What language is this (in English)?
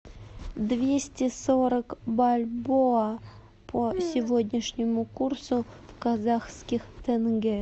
Russian